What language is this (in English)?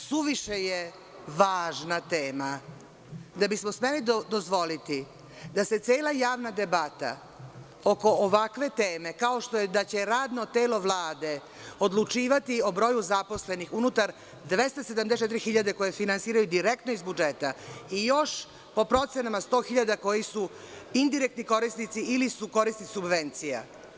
Serbian